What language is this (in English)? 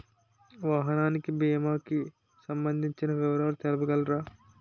Telugu